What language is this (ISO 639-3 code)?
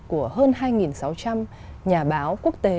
vie